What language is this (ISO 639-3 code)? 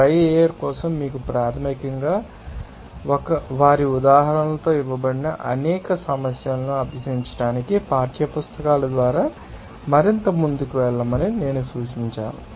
tel